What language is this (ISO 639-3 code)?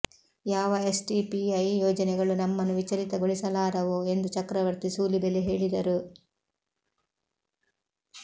kan